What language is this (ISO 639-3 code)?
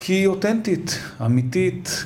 heb